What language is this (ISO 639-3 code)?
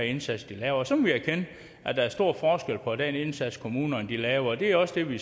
dan